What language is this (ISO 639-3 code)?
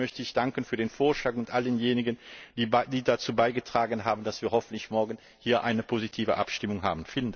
deu